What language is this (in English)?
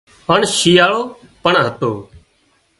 Wadiyara Koli